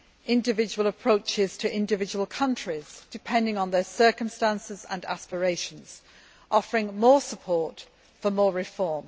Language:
English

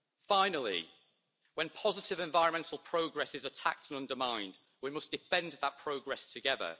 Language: English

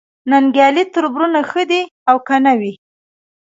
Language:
Pashto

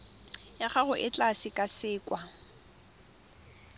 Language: Tswana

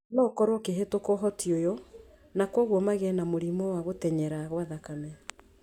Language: Kikuyu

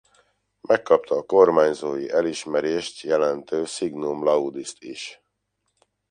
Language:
Hungarian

